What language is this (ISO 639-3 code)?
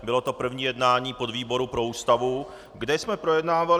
ces